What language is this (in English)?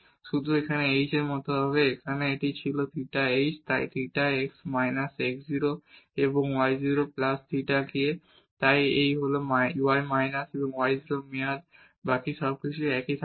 Bangla